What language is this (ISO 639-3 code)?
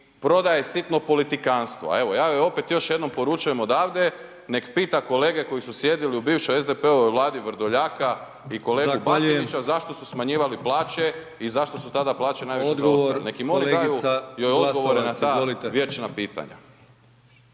hrv